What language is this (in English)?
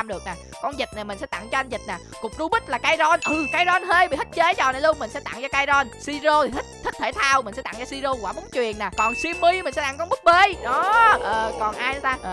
Vietnamese